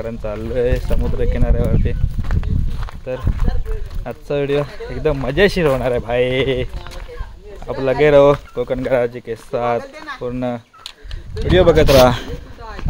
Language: Indonesian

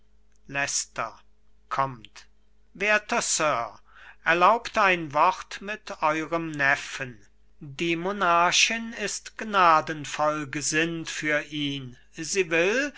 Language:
German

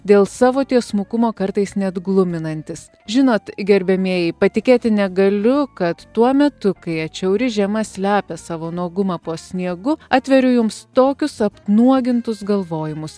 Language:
Lithuanian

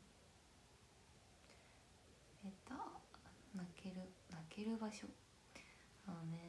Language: Japanese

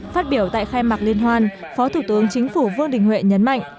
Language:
Vietnamese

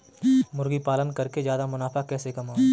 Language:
Hindi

